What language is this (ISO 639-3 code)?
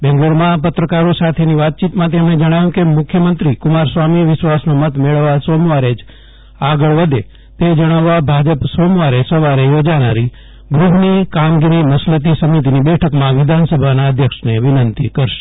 guj